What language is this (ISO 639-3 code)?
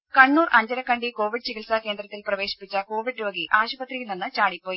mal